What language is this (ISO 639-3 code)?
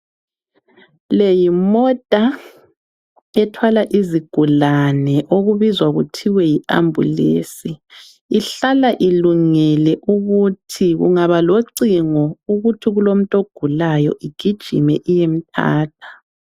nde